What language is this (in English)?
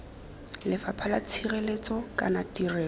Tswana